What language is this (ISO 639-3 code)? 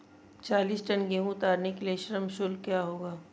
hin